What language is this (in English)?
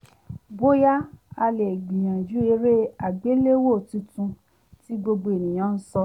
Yoruba